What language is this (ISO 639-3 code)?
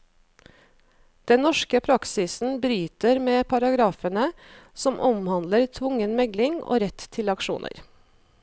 nor